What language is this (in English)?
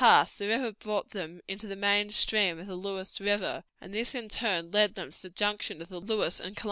English